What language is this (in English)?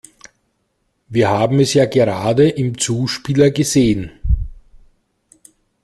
German